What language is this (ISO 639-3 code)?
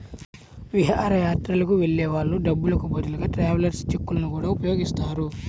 tel